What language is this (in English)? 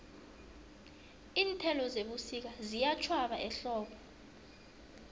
South Ndebele